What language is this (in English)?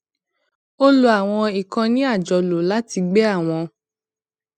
Yoruba